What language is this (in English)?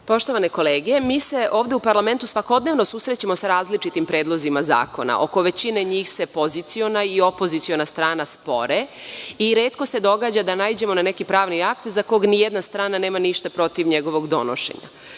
Serbian